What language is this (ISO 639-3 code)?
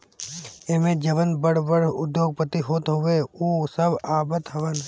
bho